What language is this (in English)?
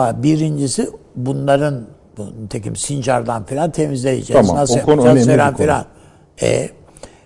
Turkish